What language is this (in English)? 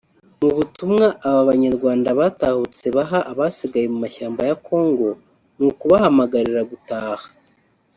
Kinyarwanda